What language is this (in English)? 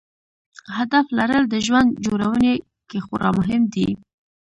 Pashto